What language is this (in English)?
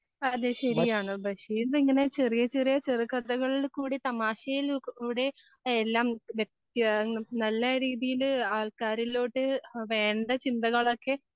Malayalam